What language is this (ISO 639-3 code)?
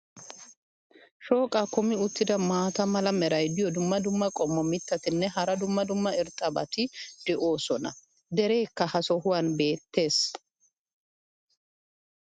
wal